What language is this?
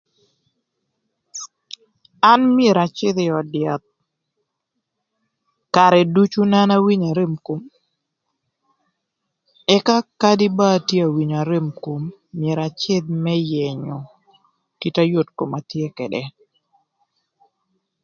Thur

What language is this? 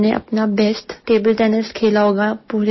Hindi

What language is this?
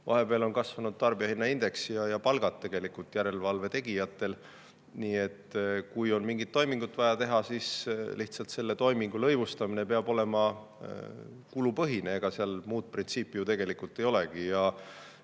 Estonian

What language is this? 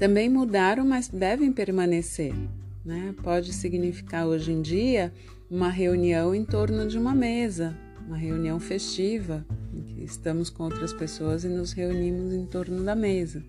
Portuguese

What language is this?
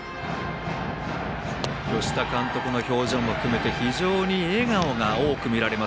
Japanese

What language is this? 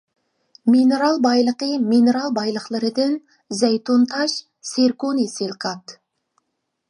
Uyghur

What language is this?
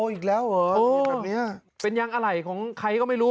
Thai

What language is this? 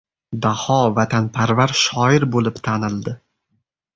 Uzbek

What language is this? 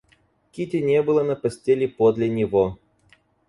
Russian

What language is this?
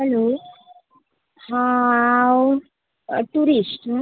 Konkani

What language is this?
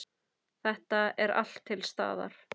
Icelandic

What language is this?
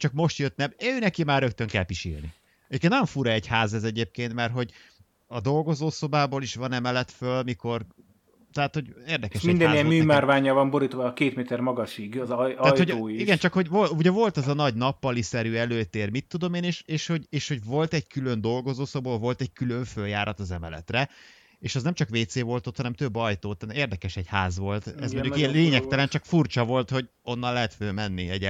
Hungarian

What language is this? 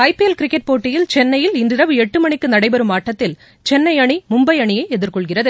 Tamil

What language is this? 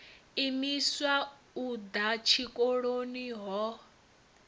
Venda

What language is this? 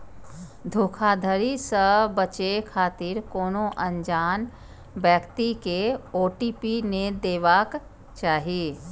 Maithili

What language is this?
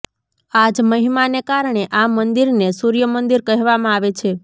Gujarati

